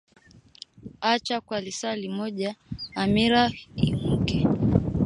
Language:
Swahili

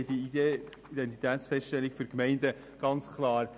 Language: Swiss German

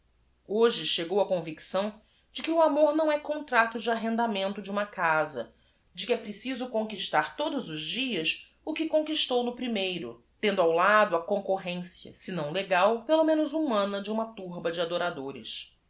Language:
Portuguese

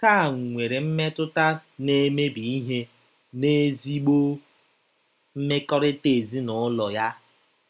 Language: Igbo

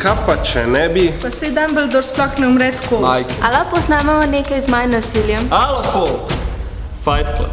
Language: Slovenian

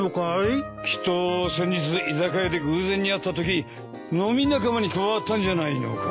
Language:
Japanese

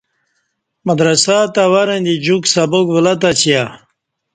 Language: Kati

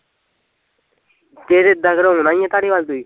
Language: Punjabi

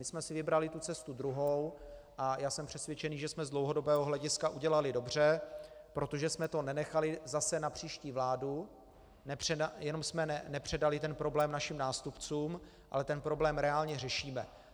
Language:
Czech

